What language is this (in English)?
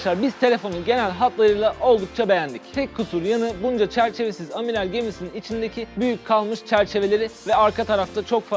Turkish